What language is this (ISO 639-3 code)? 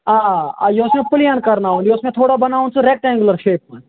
kas